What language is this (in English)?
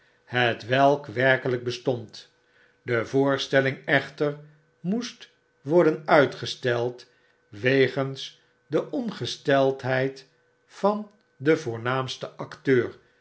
Dutch